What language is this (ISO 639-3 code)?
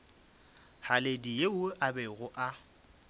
nso